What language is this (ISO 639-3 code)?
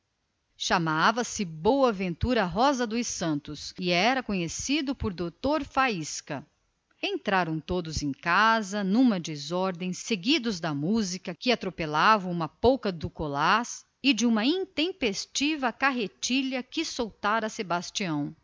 por